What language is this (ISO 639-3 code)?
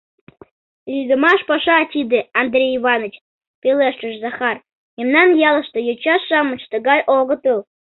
chm